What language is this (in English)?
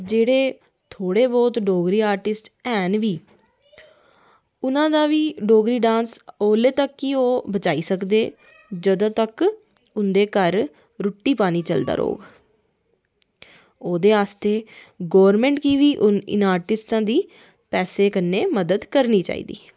Dogri